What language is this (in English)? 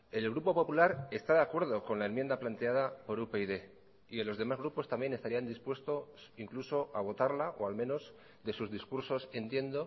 Spanish